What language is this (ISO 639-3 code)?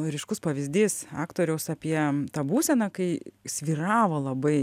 lit